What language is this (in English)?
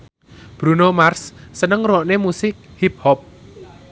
Javanese